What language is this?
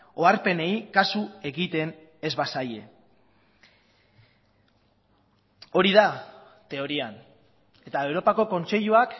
Basque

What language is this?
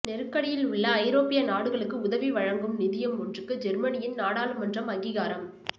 Tamil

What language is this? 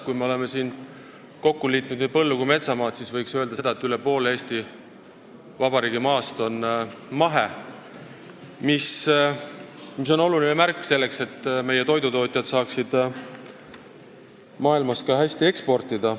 Estonian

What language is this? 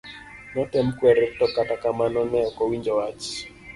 Luo (Kenya and Tanzania)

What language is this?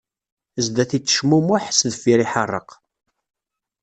Kabyle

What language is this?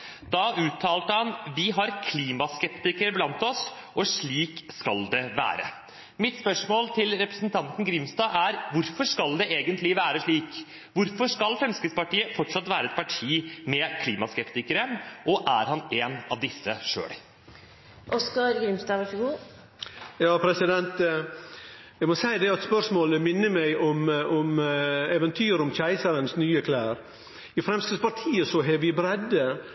Norwegian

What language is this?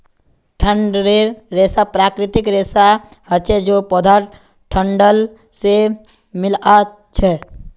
Magahi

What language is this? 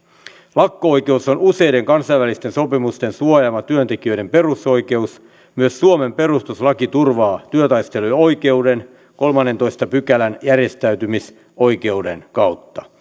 Finnish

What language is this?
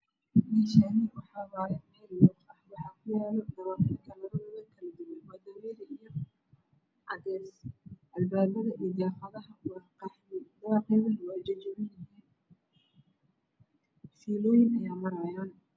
Somali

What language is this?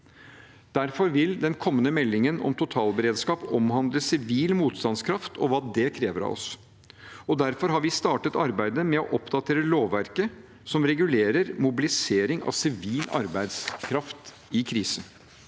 Norwegian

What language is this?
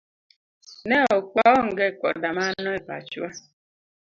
Luo (Kenya and Tanzania)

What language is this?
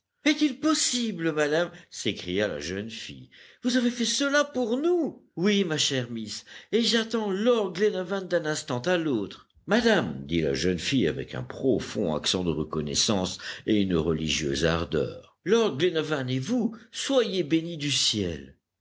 French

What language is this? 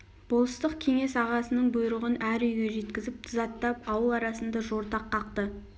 Kazakh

